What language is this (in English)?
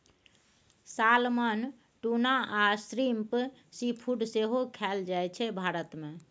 Maithili